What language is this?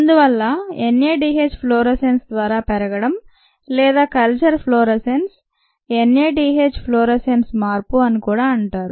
Telugu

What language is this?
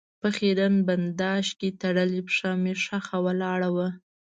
Pashto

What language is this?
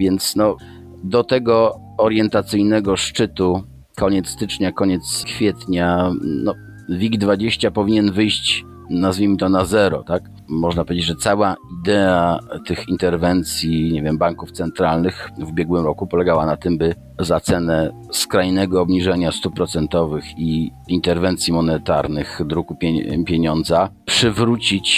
Polish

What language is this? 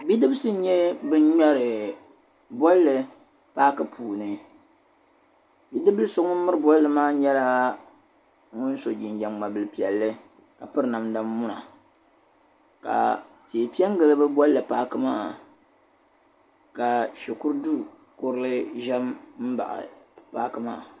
Dagbani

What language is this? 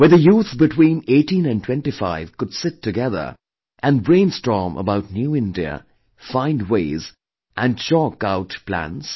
English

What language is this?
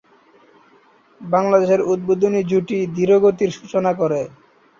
Bangla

